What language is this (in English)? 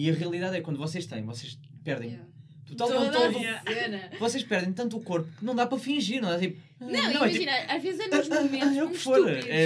Portuguese